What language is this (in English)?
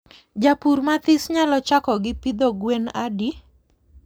Luo (Kenya and Tanzania)